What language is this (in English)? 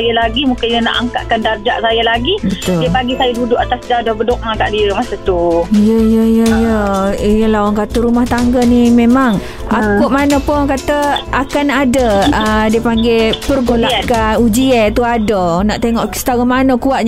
Malay